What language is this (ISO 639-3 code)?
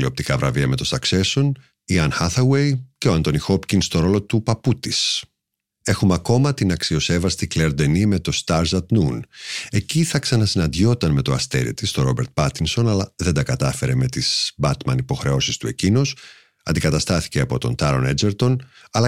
ell